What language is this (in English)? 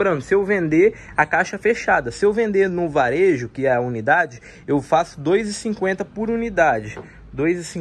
Portuguese